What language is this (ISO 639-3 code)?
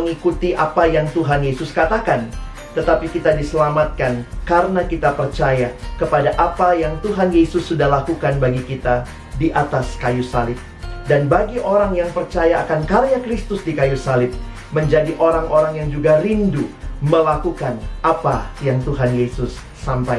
ind